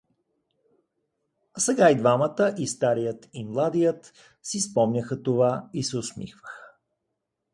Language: Bulgarian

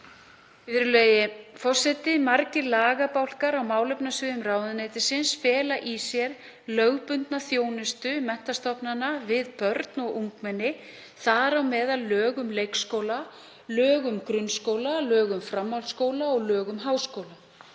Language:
Icelandic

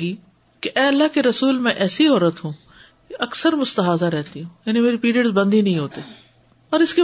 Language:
Urdu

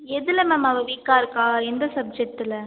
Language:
Tamil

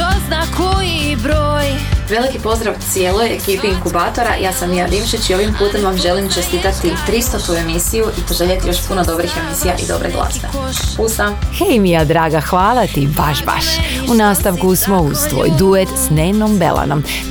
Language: Croatian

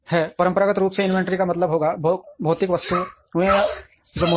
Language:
Hindi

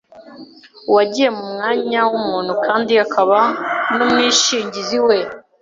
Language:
Kinyarwanda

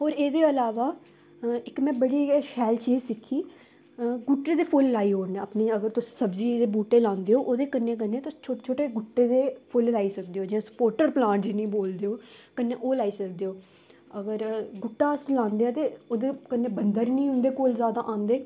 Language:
Dogri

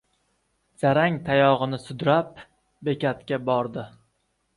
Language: Uzbek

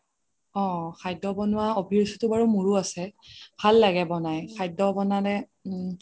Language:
Assamese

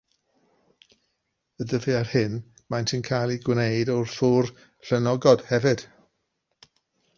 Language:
Welsh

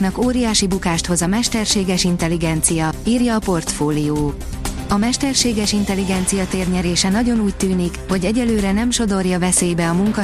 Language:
Hungarian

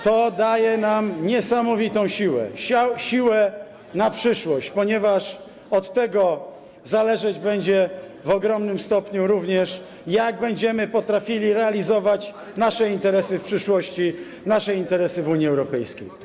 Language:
Polish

